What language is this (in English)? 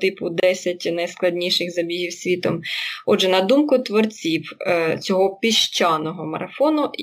Ukrainian